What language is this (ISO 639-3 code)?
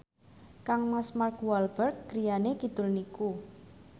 jav